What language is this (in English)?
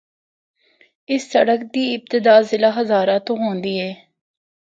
Northern Hindko